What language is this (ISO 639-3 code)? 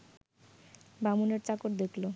ben